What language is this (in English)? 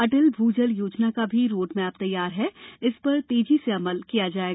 Hindi